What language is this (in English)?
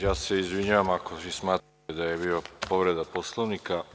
Serbian